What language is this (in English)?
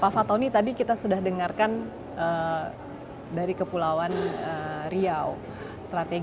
Indonesian